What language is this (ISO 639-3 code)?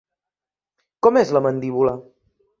cat